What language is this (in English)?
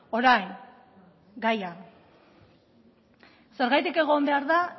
Basque